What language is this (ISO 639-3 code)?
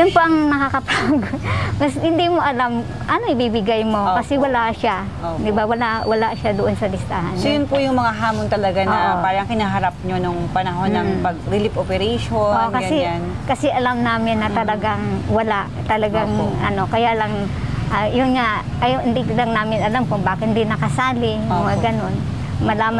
fil